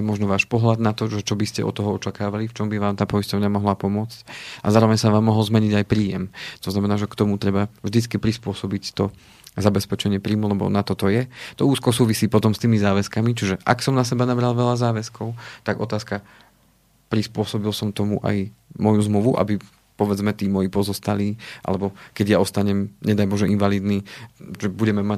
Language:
Slovak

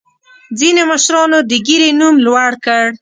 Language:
Pashto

